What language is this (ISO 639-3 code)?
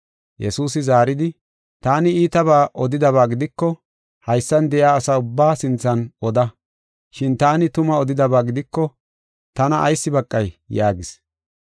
gof